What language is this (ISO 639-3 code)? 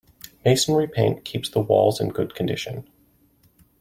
eng